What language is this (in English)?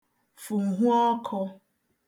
Igbo